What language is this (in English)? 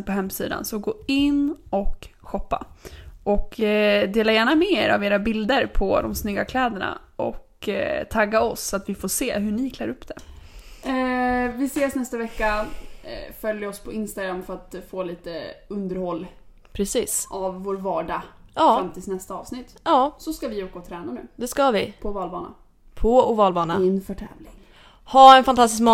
Swedish